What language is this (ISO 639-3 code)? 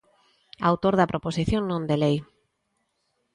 glg